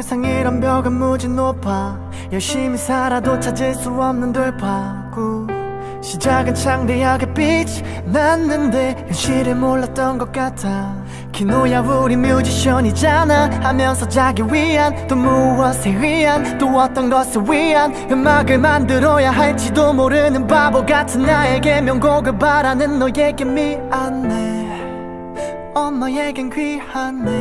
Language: Korean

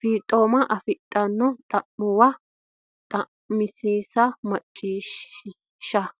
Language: Sidamo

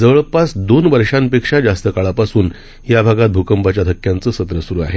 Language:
Marathi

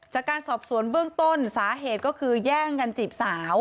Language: Thai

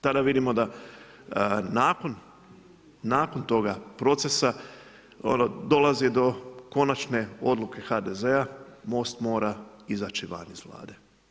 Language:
Croatian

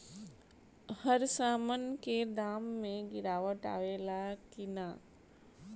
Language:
Bhojpuri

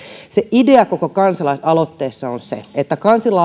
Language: Finnish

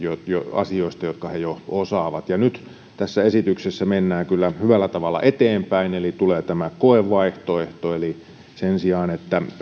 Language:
Finnish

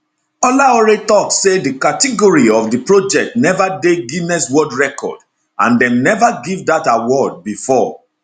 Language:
Nigerian Pidgin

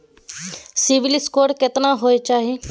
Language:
Maithili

